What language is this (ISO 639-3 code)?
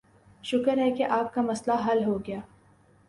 urd